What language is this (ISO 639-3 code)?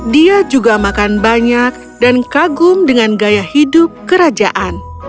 ind